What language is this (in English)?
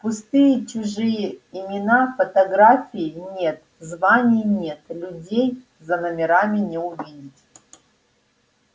Russian